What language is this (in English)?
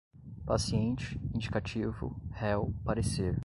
Portuguese